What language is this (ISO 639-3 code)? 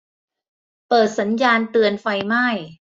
tha